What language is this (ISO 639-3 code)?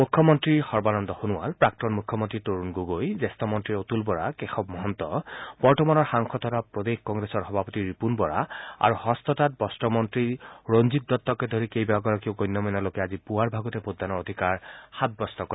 asm